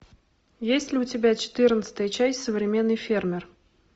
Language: Russian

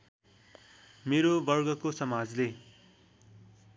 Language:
Nepali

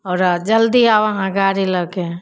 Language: Maithili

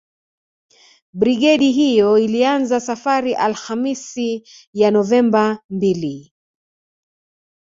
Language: Swahili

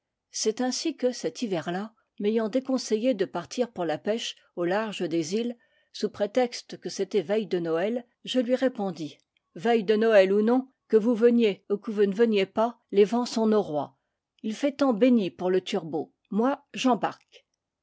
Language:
French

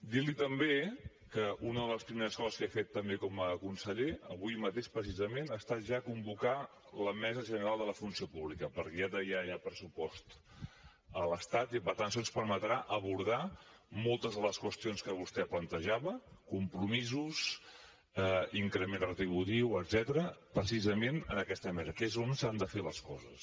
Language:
Catalan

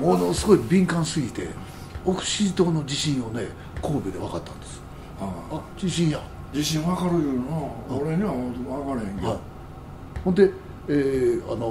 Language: Japanese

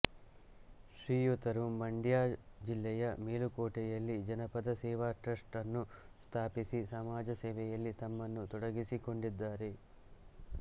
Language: Kannada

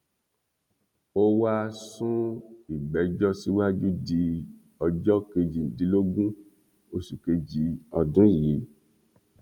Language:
Yoruba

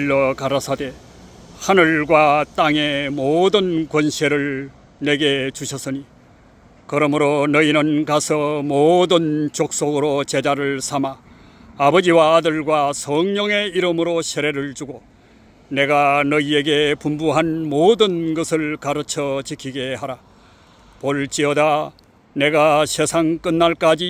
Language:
Korean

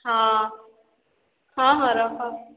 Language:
Odia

